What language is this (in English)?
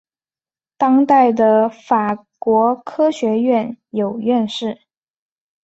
Chinese